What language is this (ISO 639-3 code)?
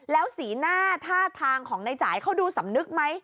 tha